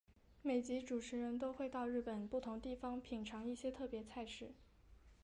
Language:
Chinese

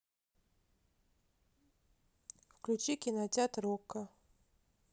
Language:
Russian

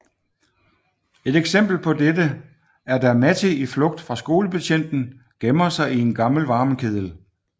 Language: Danish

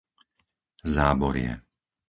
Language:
Slovak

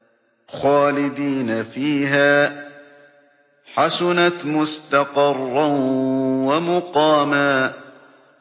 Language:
Arabic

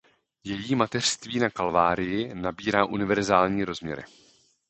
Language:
Czech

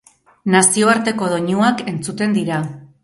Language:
Basque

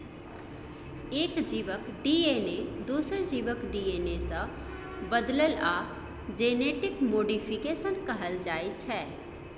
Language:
Maithili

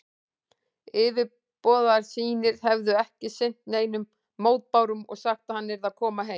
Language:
Icelandic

